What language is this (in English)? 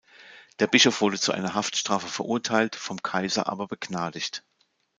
German